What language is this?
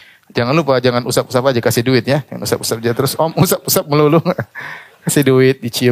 Indonesian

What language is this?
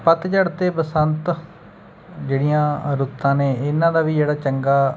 Punjabi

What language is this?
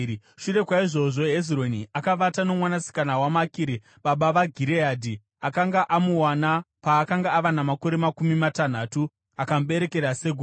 Shona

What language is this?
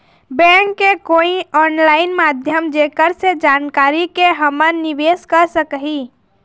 Chhattisgarhi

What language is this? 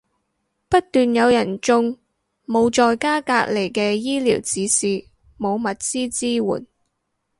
Cantonese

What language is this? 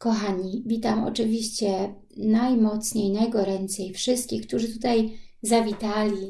Polish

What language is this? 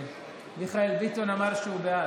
Hebrew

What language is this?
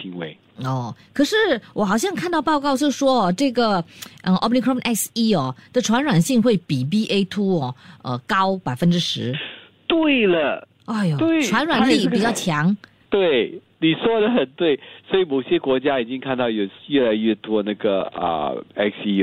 Chinese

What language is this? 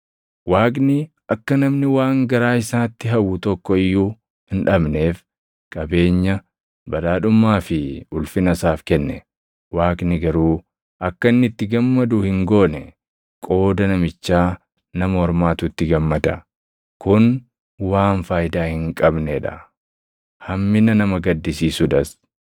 Oromo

